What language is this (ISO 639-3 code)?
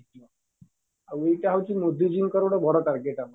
ori